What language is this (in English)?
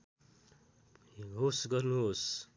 Nepali